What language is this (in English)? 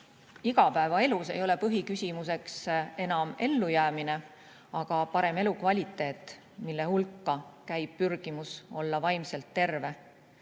Estonian